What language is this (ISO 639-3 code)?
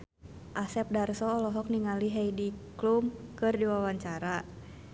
sun